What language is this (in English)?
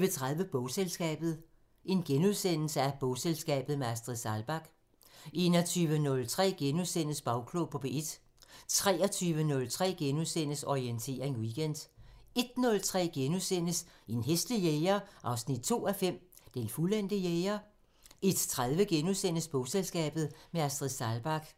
Danish